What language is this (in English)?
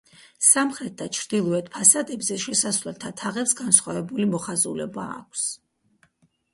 Georgian